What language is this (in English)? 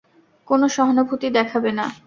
Bangla